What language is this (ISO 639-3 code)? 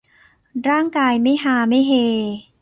tha